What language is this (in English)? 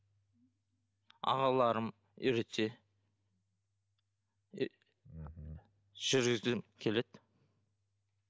Kazakh